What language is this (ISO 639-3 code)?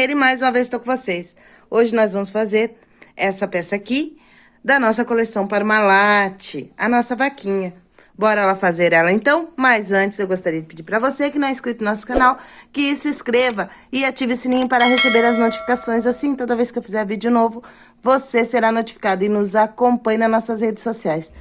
por